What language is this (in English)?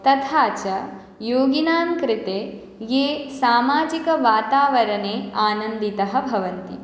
Sanskrit